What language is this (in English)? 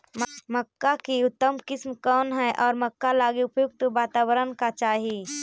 Magahi